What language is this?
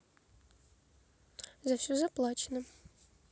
Russian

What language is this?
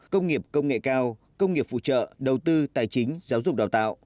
Vietnamese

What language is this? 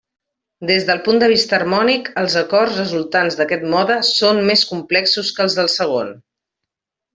Catalan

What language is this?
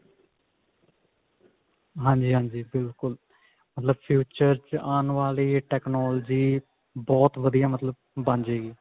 Punjabi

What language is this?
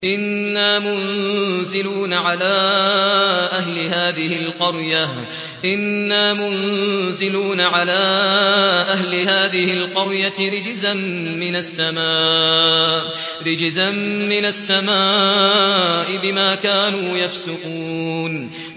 Arabic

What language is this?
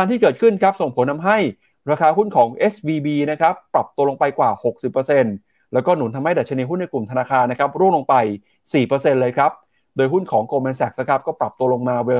Thai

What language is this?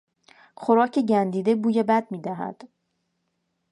Persian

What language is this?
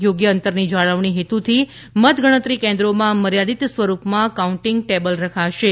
Gujarati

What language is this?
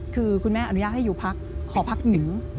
Thai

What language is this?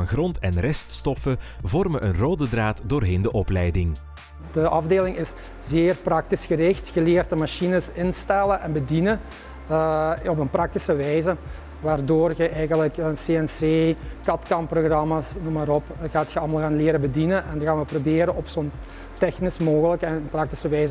Dutch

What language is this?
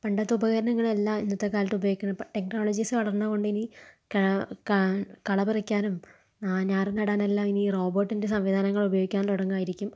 Malayalam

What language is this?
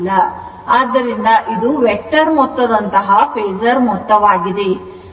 Kannada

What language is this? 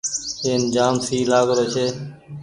Goaria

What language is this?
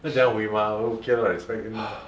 English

